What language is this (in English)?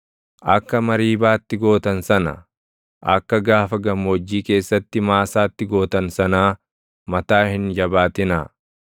Oromo